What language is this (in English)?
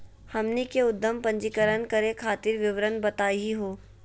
Magahi